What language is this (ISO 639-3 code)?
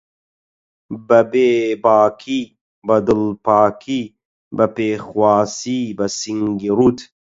ckb